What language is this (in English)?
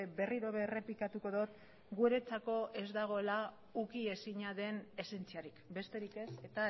Basque